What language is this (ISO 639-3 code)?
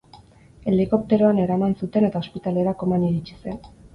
eus